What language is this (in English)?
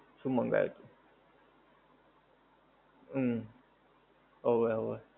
Gujarati